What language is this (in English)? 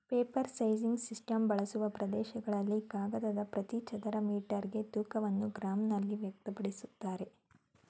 Kannada